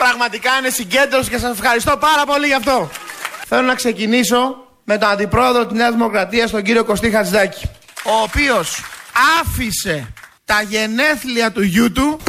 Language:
Greek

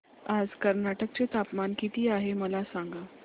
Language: Marathi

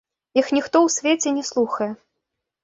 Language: Belarusian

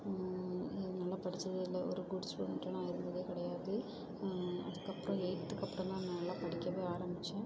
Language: Tamil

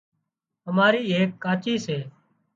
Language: Wadiyara Koli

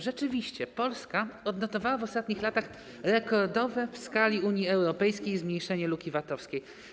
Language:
Polish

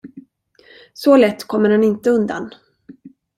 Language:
Swedish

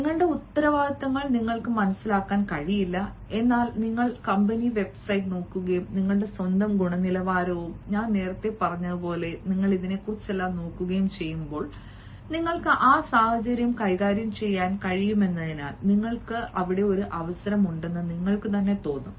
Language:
Malayalam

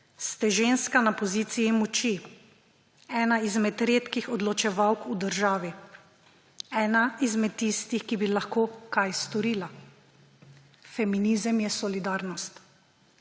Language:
Slovenian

